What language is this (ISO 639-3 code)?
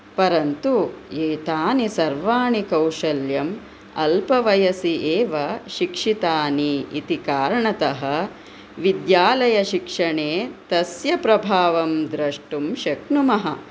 san